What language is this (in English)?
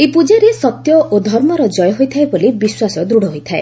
Odia